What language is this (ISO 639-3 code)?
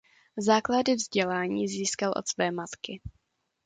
ces